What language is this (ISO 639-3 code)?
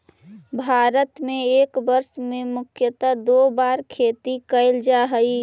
mag